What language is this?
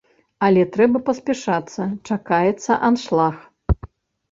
Belarusian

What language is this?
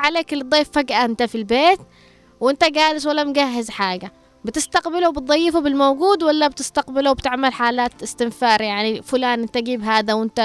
Arabic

